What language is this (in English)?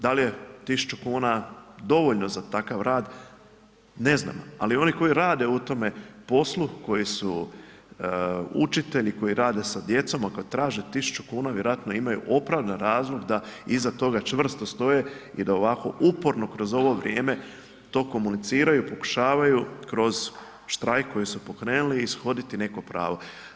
Croatian